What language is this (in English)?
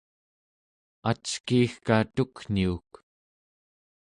Central Yupik